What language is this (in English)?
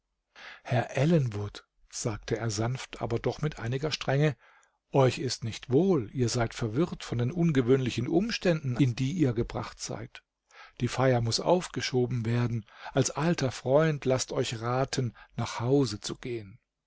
German